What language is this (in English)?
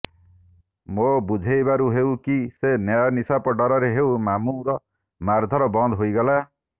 Odia